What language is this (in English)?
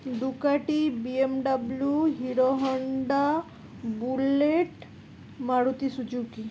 Bangla